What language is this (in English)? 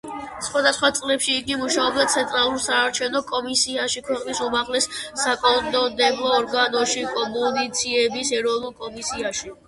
Georgian